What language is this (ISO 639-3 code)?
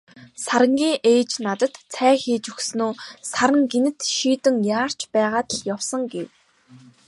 mon